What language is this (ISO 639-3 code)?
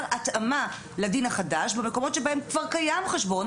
heb